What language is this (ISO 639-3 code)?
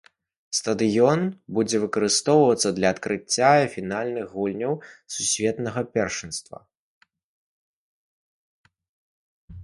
bel